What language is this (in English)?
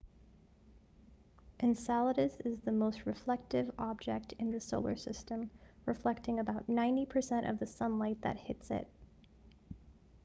English